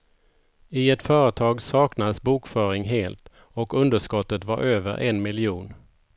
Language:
Swedish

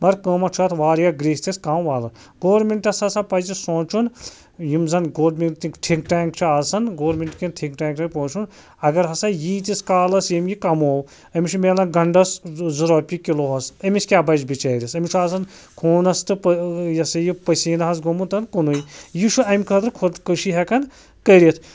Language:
Kashmiri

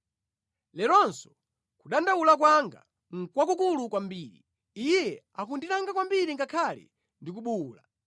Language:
Nyanja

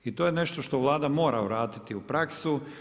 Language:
Croatian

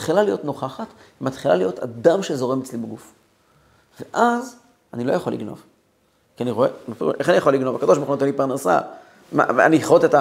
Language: Hebrew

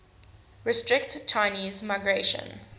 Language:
English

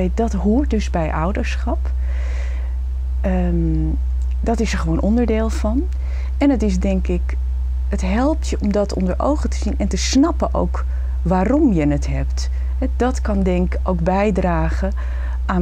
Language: Dutch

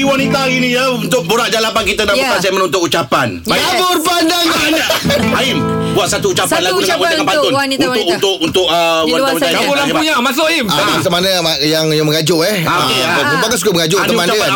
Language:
Malay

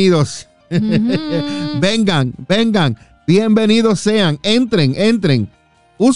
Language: Spanish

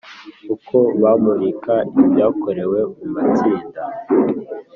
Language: Kinyarwanda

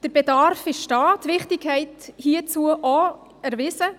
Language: Swiss German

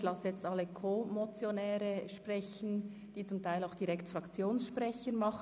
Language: Swiss German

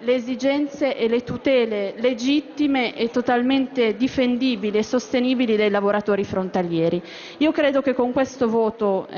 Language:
Italian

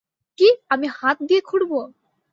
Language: Bangla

